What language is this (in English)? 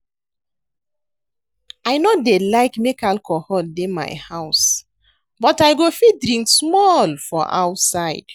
Nigerian Pidgin